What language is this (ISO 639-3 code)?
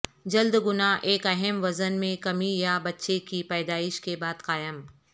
urd